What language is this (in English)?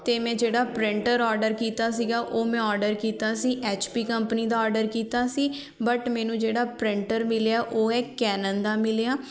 Punjabi